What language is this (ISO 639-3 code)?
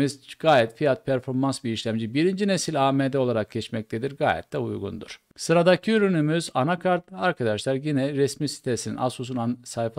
tur